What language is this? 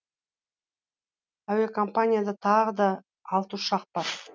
Kazakh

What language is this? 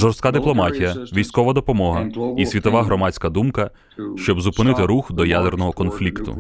Ukrainian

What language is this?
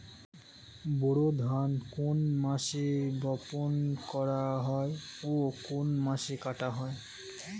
Bangla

